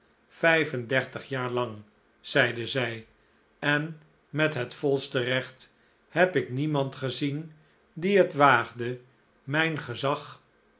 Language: Dutch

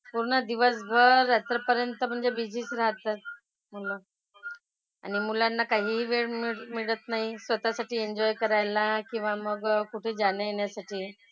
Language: Marathi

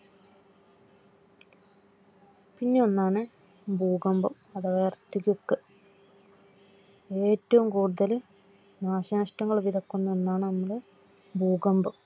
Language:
Malayalam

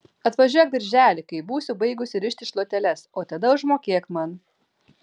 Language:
Lithuanian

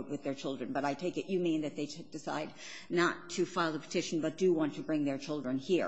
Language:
English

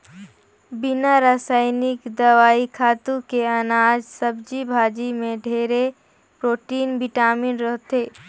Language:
Chhattisgarhi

